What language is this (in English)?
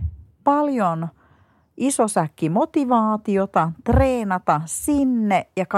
Finnish